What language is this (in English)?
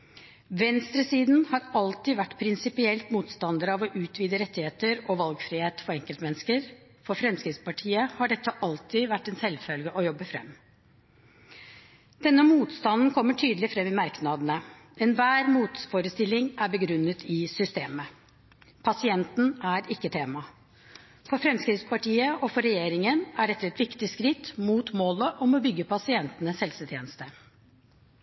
Norwegian Bokmål